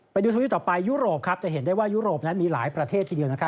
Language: Thai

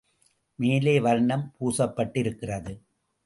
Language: Tamil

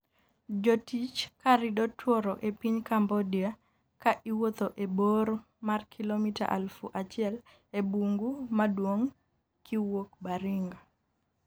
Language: Luo (Kenya and Tanzania)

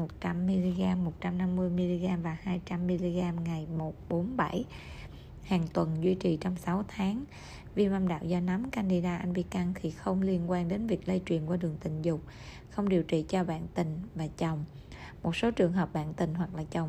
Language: Vietnamese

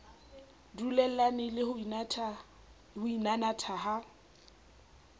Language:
Southern Sotho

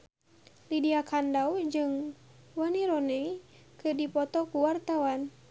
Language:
Sundanese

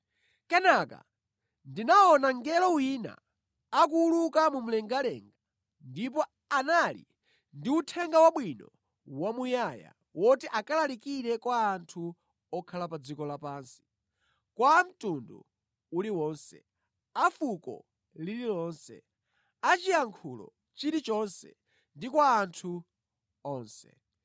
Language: Nyanja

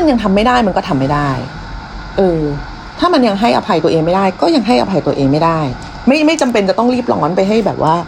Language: Thai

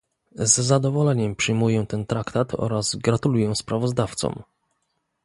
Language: Polish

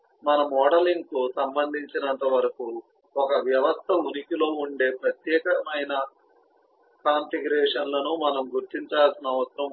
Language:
Telugu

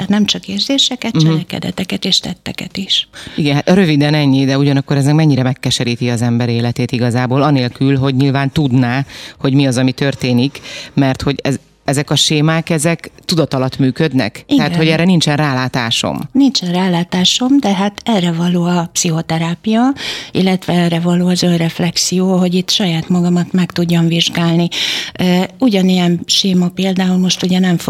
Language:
Hungarian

